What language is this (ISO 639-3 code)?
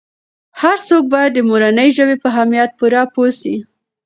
pus